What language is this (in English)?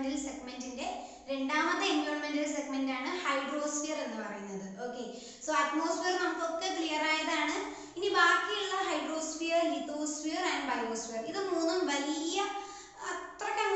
Malayalam